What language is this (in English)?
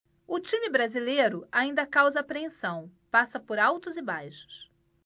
Portuguese